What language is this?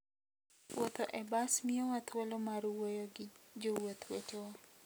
Luo (Kenya and Tanzania)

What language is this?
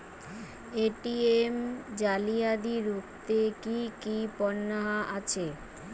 Bangla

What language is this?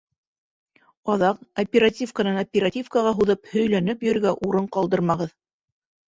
Bashkir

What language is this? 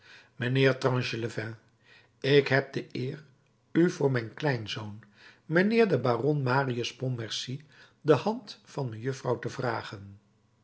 Dutch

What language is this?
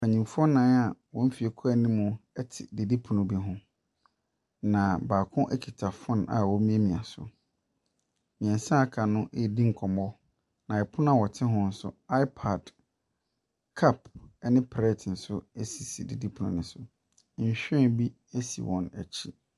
Akan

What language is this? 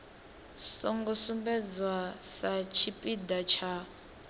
Venda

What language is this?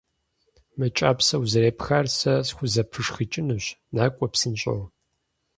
Kabardian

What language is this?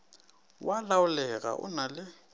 Northern Sotho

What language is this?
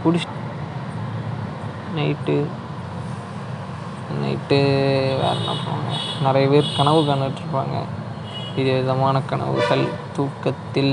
Tamil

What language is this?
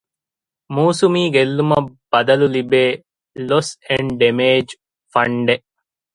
Divehi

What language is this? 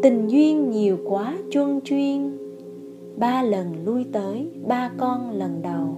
Vietnamese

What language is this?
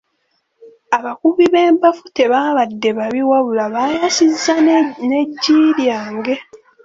Ganda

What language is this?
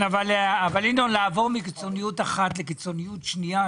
Hebrew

